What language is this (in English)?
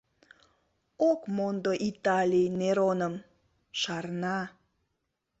Mari